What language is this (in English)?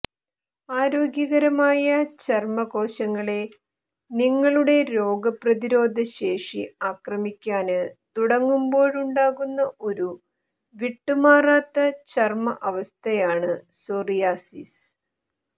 Malayalam